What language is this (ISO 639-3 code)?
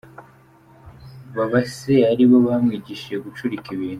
kin